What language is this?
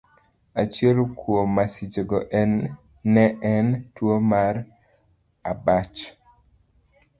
Luo (Kenya and Tanzania)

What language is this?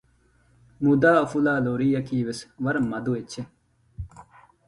Divehi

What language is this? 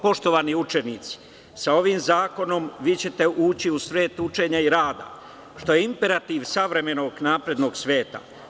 Serbian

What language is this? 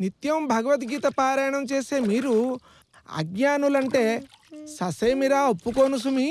Telugu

